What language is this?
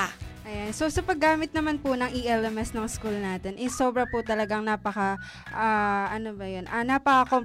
Filipino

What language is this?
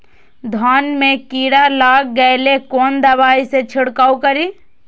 Maithili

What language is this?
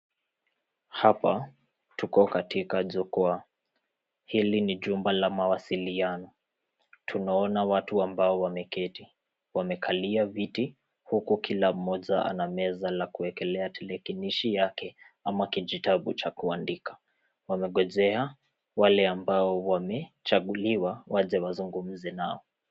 Swahili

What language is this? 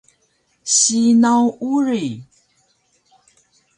Taroko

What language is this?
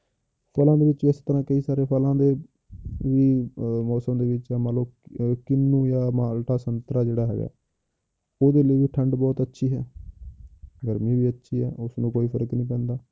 Punjabi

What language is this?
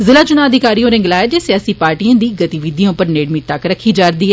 Dogri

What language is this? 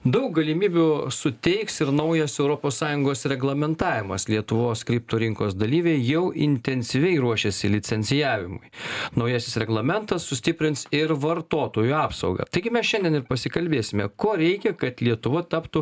Lithuanian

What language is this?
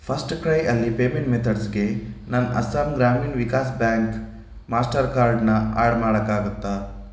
Kannada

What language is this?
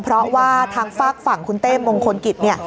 Thai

